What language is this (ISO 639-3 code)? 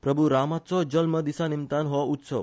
kok